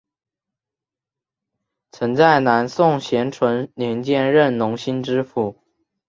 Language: Chinese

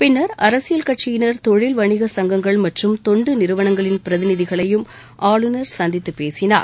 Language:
Tamil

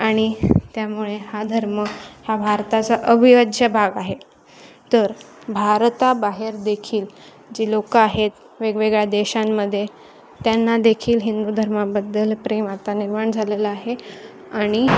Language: Marathi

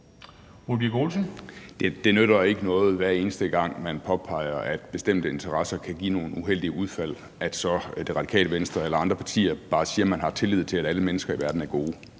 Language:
Danish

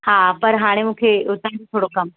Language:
Sindhi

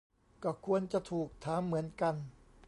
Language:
Thai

